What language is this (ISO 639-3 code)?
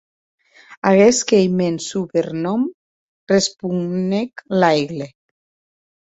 oci